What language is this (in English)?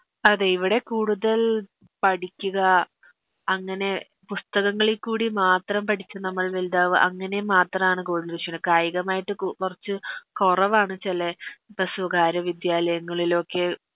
Malayalam